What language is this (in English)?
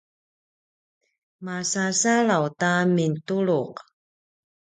Paiwan